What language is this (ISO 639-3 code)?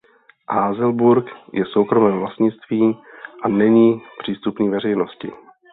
ces